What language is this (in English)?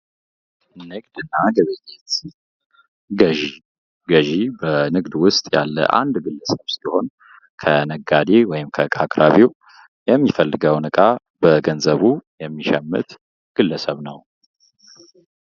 Amharic